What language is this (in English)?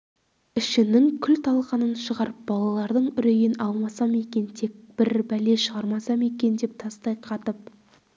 Kazakh